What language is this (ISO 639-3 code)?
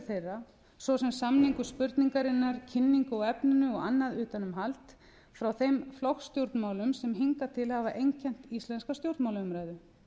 isl